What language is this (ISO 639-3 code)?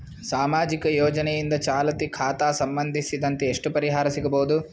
kan